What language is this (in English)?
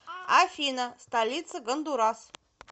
Russian